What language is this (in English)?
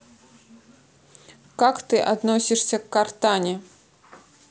Russian